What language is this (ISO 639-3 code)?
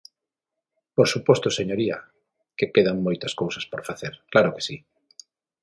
glg